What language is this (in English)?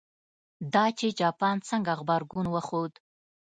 Pashto